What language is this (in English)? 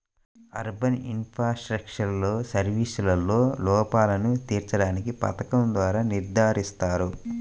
Telugu